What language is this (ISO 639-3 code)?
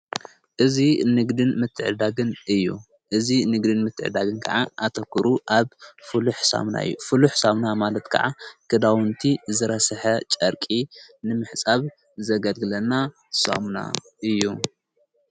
tir